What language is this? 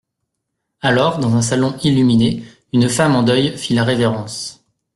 French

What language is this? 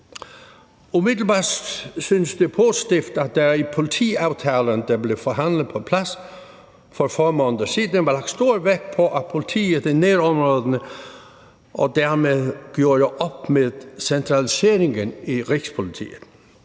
Danish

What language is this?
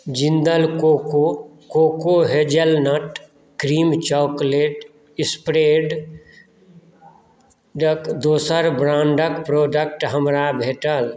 Maithili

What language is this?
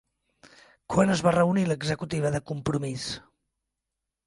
Catalan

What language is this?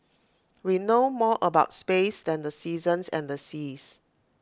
English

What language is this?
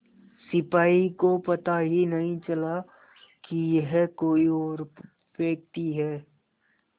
Hindi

